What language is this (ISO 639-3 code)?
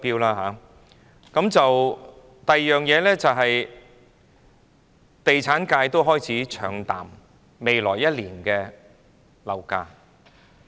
yue